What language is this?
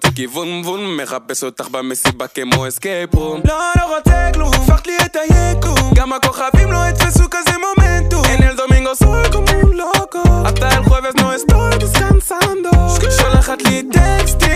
Hebrew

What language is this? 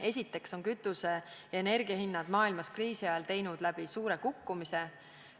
Estonian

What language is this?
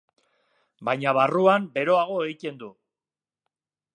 Basque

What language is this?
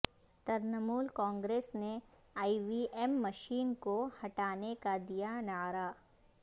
Urdu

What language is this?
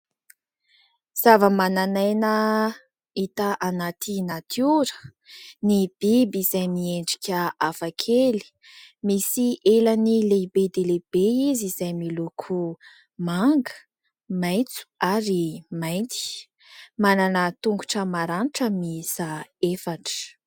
Malagasy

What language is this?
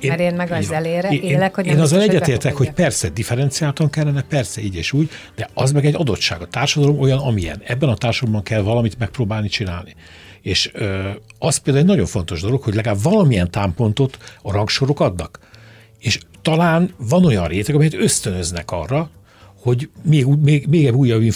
Hungarian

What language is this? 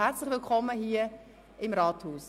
Swiss German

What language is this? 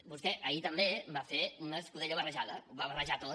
Catalan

